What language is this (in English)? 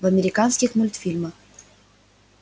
Russian